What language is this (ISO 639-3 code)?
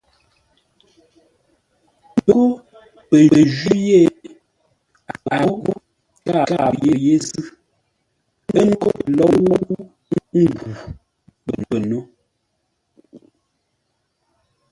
nla